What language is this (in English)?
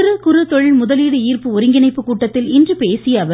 Tamil